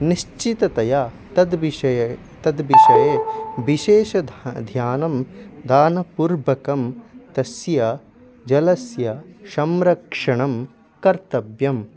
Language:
Sanskrit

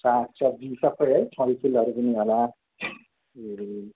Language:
Nepali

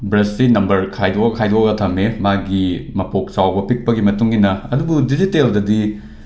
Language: Manipuri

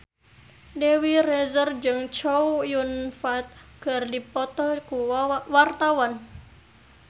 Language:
Sundanese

